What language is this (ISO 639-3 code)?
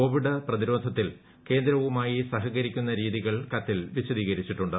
mal